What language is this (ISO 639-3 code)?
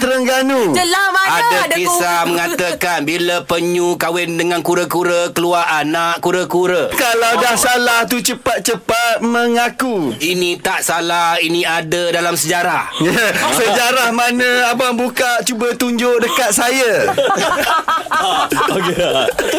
msa